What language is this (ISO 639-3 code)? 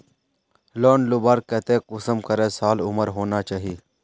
mag